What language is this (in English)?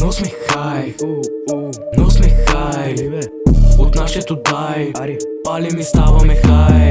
Bulgarian